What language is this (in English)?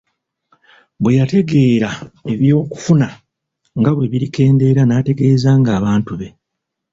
Ganda